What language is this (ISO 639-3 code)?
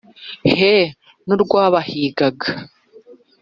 kin